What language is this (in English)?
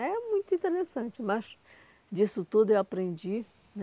Portuguese